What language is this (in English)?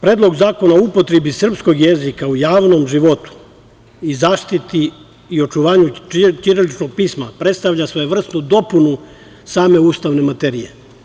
Serbian